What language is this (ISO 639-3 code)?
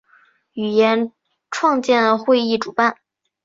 zho